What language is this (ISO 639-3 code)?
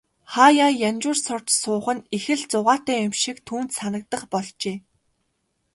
mon